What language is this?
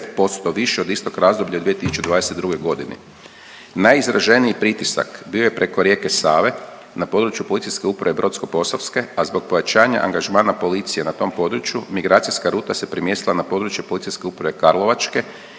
Croatian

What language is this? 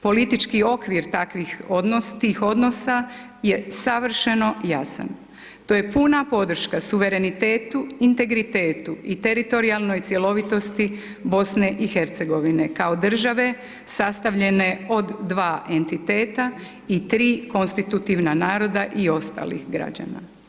Croatian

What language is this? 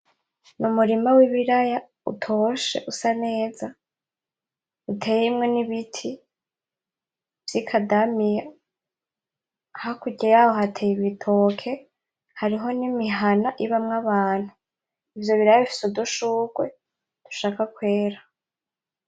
Rundi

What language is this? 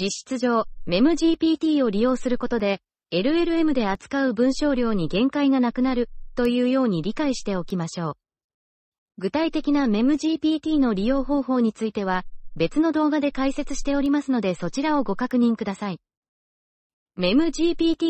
Japanese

